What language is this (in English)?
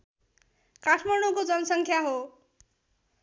Nepali